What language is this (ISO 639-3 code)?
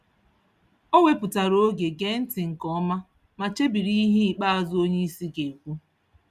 ibo